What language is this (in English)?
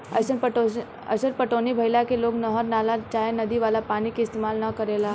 Bhojpuri